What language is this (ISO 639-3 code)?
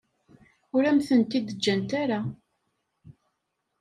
kab